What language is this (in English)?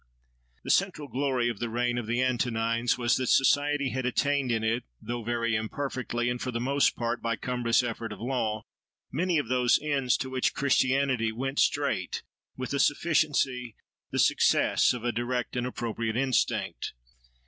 English